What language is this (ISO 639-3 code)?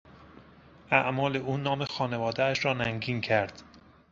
fas